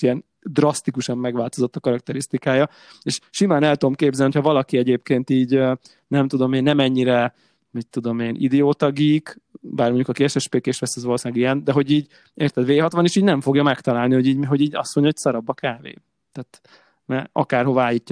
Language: Hungarian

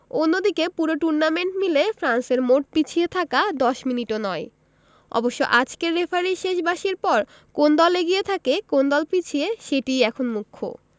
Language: Bangla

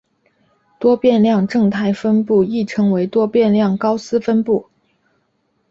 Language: Chinese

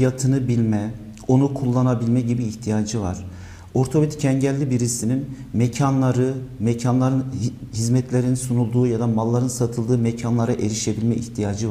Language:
Turkish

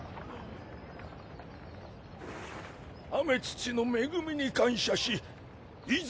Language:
Japanese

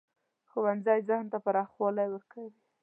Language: Pashto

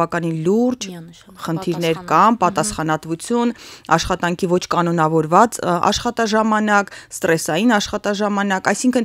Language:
Romanian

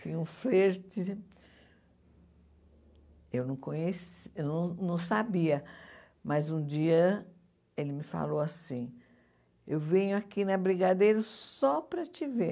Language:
Portuguese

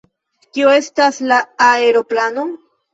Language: Esperanto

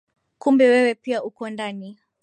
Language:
Swahili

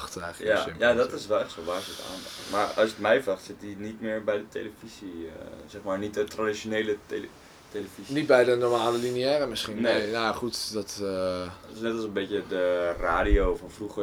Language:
Dutch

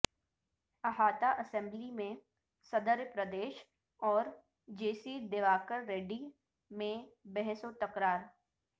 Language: Urdu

